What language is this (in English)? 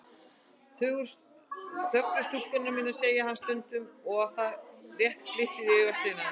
Icelandic